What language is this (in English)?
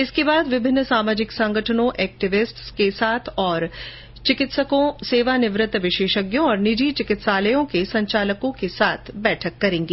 Hindi